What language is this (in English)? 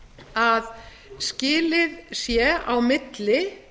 Icelandic